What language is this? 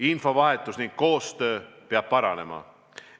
Estonian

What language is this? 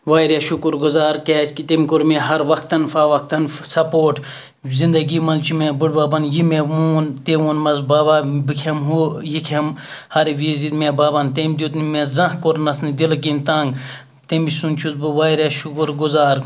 Kashmiri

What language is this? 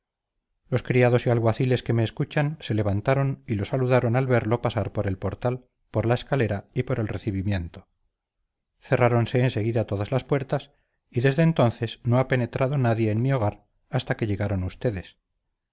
Spanish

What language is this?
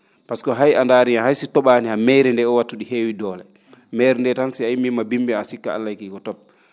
Fula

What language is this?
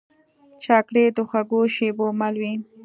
Pashto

